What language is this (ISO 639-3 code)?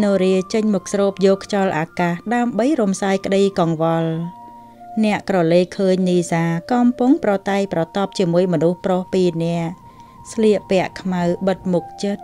vie